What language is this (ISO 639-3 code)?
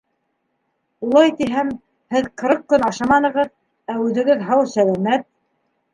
bak